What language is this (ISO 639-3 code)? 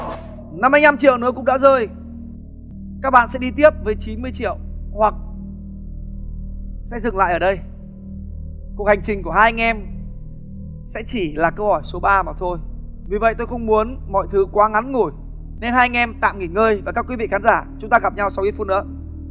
vie